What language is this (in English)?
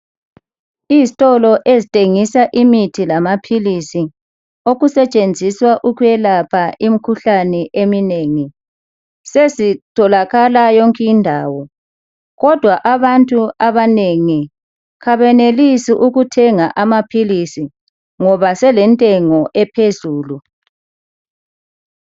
North Ndebele